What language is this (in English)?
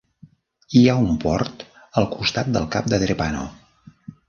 Catalan